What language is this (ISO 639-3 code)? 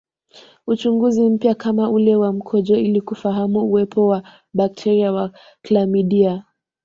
swa